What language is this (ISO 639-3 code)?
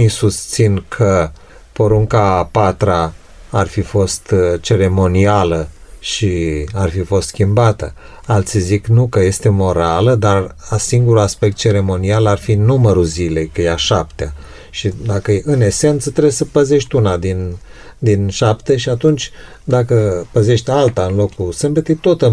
ron